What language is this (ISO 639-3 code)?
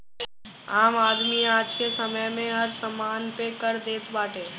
bho